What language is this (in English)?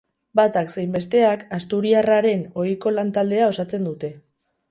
Basque